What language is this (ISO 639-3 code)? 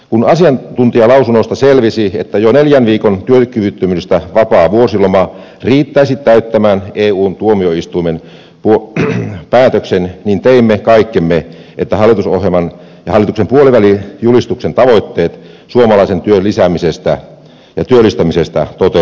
fin